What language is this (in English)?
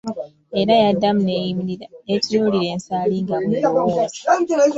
Ganda